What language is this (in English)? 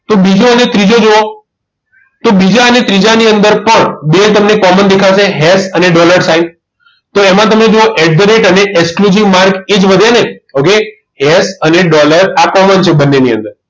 Gujarati